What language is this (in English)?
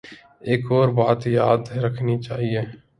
Urdu